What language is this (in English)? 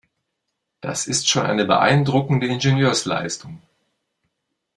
German